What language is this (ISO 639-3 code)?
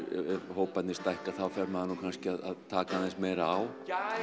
isl